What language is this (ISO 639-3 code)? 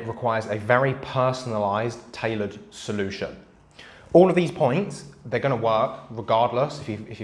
eng